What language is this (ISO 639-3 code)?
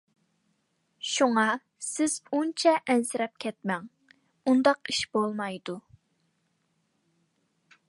uig